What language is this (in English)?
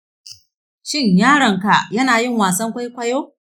Hausa